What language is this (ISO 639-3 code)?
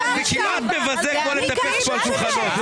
heb